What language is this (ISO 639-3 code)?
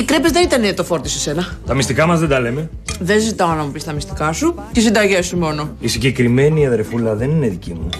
ell